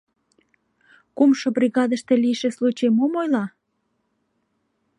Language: Mari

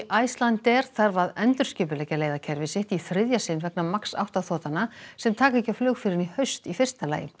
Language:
Icelandic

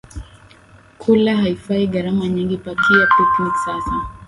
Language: Swahili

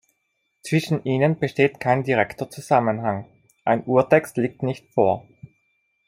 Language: German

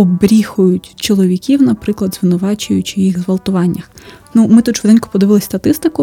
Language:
Ukrainian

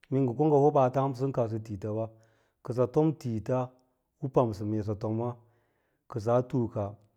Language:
Lala-Roba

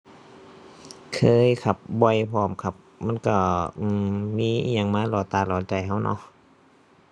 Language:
Thai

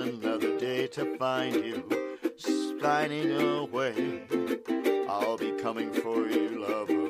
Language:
English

